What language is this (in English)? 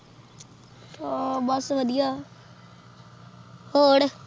Punjabi